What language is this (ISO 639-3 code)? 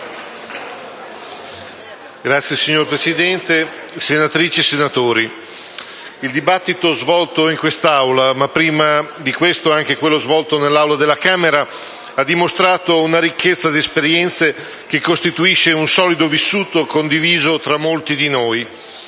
ita